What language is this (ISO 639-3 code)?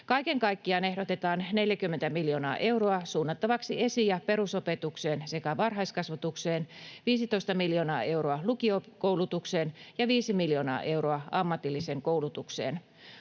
fin